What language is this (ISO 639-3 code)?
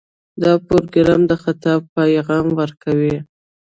pus